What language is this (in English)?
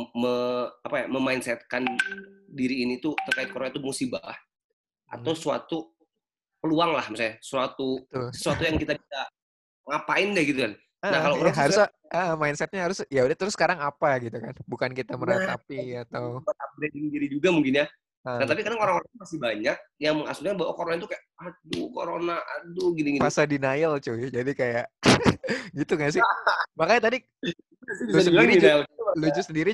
Indonesian